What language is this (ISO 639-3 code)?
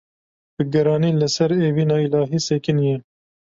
kur